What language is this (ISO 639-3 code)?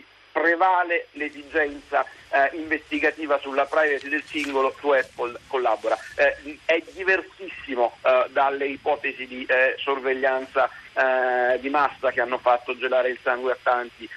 ita